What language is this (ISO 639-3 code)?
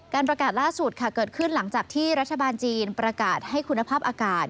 tha